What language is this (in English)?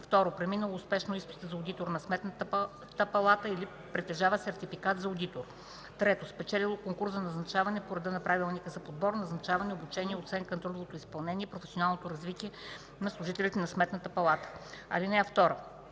Bulgarian